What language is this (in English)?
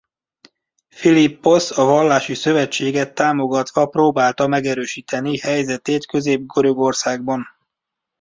Hungarian